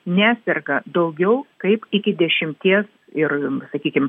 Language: Lithuanian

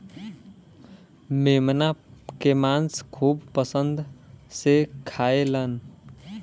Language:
Bhojpuri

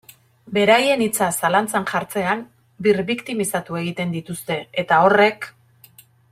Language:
Basque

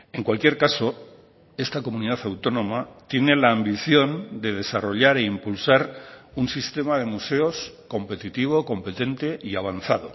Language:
Spanish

